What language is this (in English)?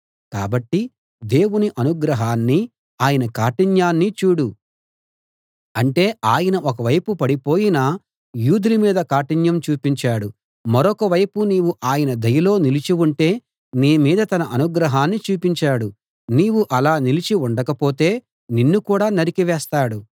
Telugu